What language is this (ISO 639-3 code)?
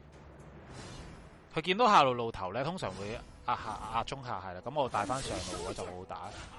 zho